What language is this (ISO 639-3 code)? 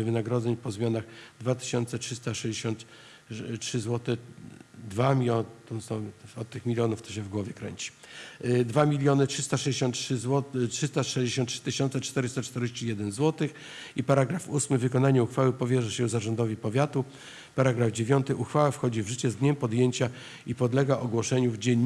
pol